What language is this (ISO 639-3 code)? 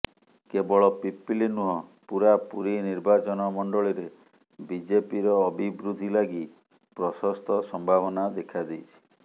ori